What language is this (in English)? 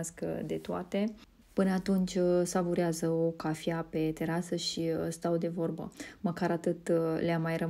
Romanian